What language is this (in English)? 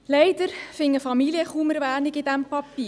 Swiss German